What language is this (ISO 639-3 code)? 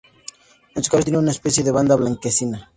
spa